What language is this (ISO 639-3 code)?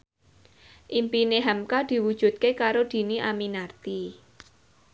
jav